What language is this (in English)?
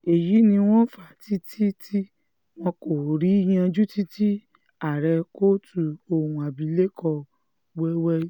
Yoruba